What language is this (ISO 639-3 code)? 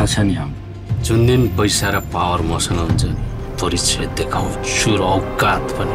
kor